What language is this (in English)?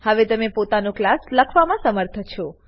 Gujarati